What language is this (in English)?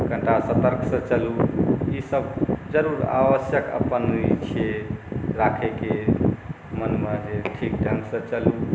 Maithili